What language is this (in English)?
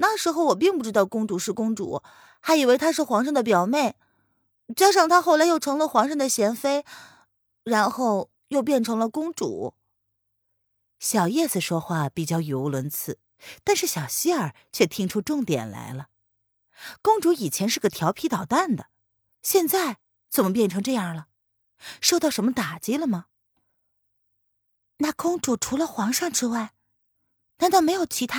Chinese